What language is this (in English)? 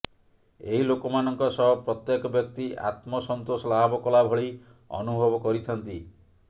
Odia